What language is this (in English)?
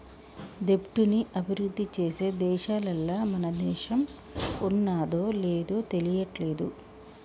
Telugu